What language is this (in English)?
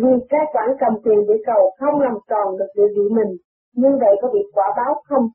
Vietnamese